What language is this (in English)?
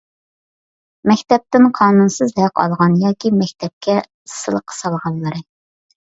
Uyghur